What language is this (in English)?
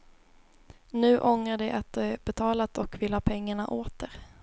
Swedish